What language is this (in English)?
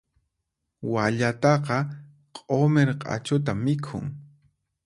Puno Quechua